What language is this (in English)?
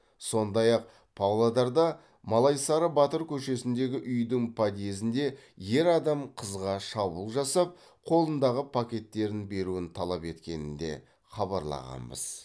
Kazakh